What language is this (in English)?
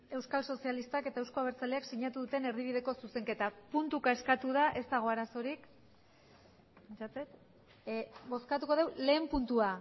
Basque